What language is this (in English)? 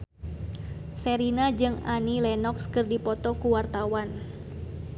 Sundanese